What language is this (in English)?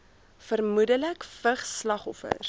Afrikaans